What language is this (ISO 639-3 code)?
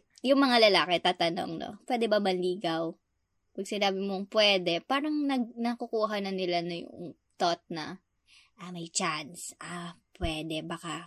fil